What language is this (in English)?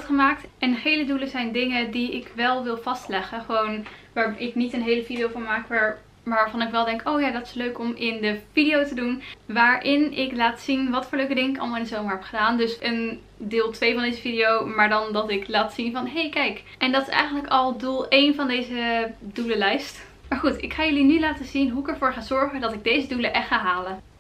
Dutch